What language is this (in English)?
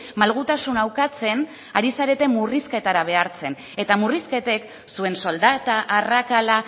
Basque